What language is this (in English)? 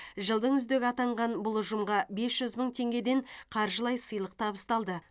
Kazakh